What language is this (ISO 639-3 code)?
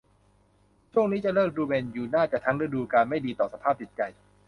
tha